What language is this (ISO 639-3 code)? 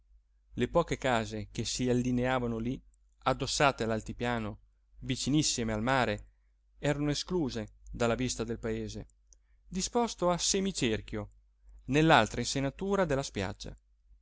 ita